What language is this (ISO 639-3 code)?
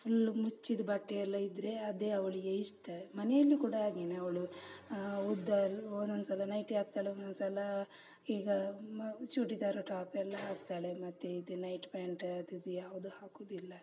kan